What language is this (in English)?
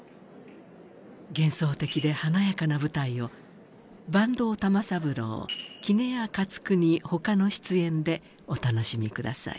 Japanese